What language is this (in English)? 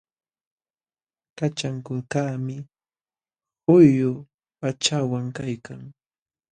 Jauja Wanca Quechua